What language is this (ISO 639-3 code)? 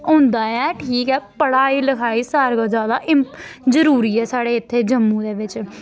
doi